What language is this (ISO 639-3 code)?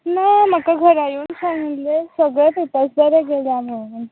kok